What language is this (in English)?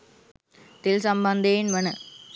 Sinhala